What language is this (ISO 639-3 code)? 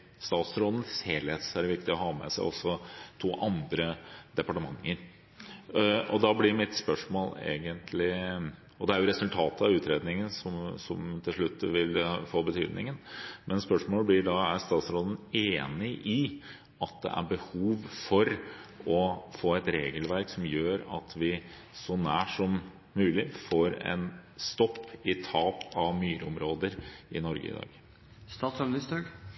nob